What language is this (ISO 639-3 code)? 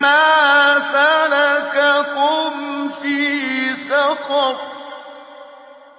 ara